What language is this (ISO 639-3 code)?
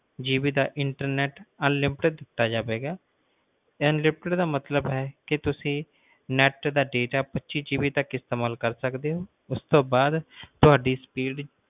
pan